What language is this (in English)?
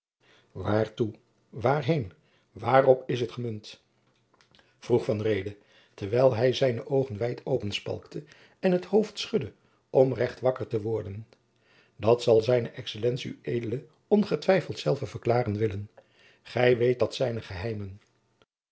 Dutch